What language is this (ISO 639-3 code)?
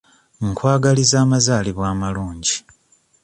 lug